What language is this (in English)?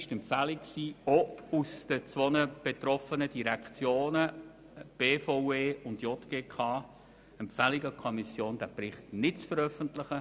Swiss German